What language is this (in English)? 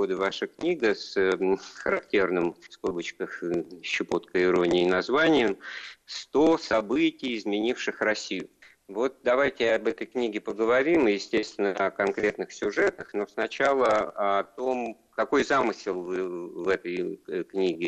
Russian